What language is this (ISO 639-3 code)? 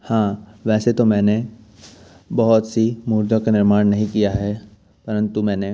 hin